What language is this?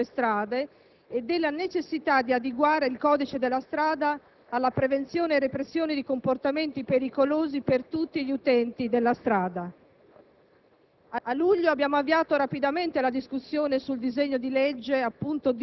Italian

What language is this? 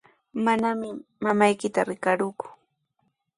Sihuas Ancash Quechua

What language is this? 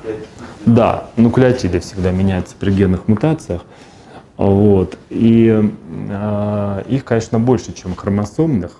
Russian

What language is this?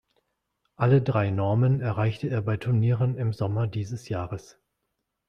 German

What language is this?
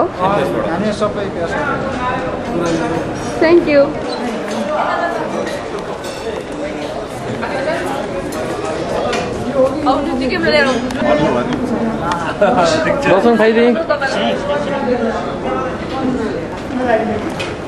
Indonesian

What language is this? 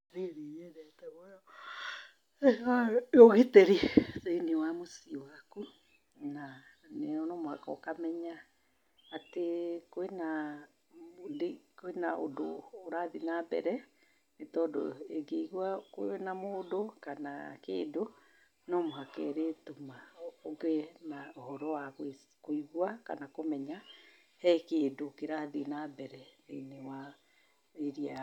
Kikuyu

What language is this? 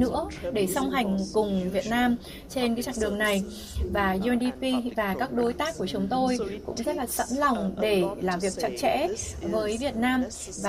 Vietnamese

